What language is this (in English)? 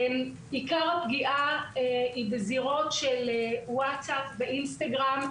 Hebrew